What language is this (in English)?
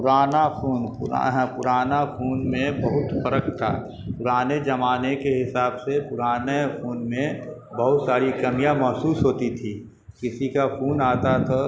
Urdu